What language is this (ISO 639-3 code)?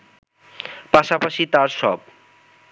ben